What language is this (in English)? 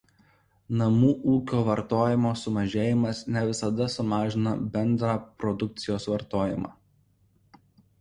Lithuanian